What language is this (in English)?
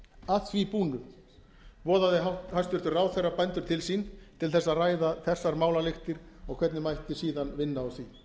Icelandic